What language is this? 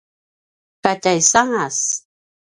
Paiwan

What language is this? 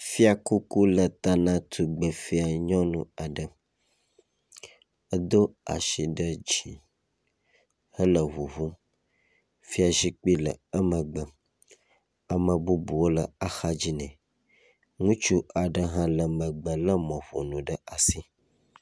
Ewe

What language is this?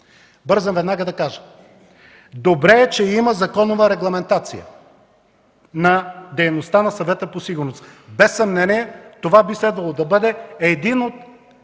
Bulgarian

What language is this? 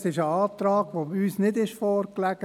Swiss German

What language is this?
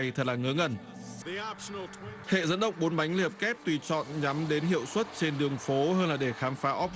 Vietnamese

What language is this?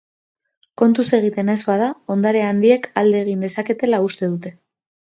Basque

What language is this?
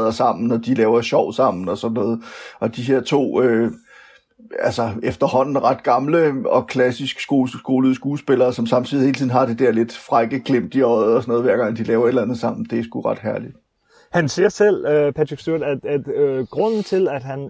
Danish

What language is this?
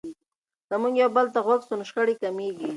Pashto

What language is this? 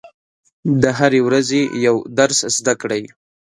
Pashto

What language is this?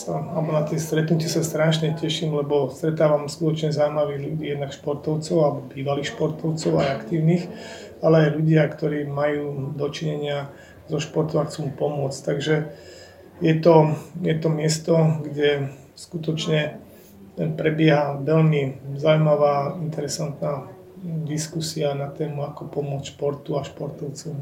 Slovak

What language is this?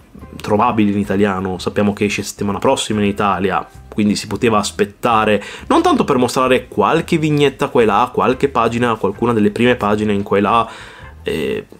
Italian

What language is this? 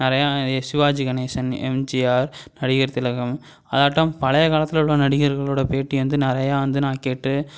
Tamil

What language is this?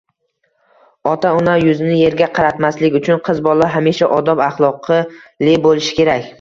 Uzbek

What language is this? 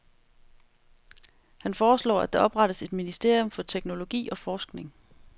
Danish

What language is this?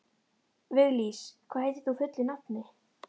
Icelandic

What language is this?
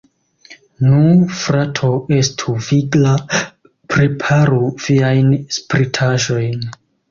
Esperanto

